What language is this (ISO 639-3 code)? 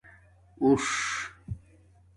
dmk